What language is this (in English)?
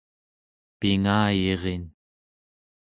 Central Yupik